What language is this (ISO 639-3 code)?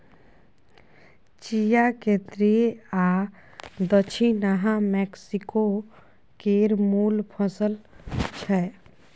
mai